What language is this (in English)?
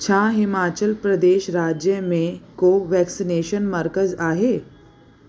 Sindhi